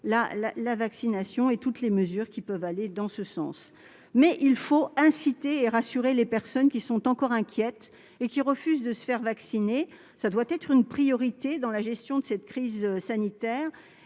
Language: French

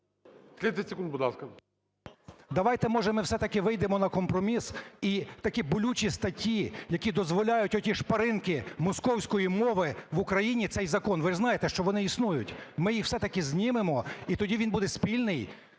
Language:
Ukrainian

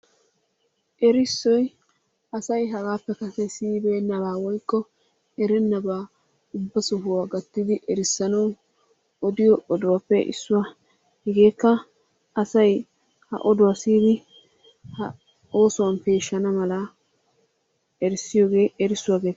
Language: Wolaytta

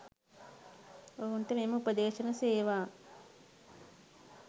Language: Sinhala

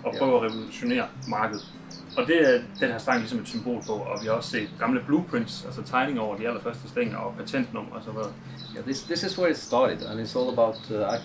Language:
Danish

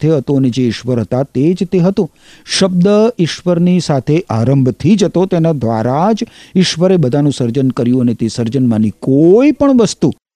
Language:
Gujarati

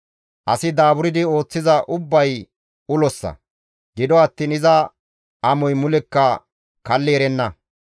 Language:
Gamo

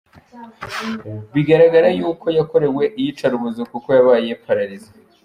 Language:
Kinyarwanda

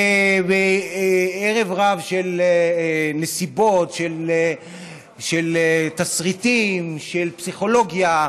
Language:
Hebrew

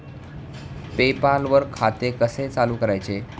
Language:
Marathi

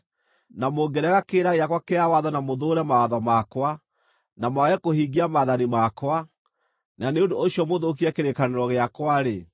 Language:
Kikuyu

